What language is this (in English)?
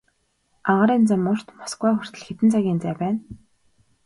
Mongolian